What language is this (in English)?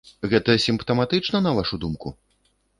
Belarusian